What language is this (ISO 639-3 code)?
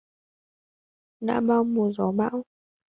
vie